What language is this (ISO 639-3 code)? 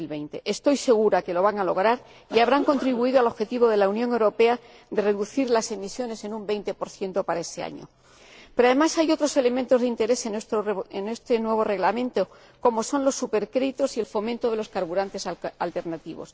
spa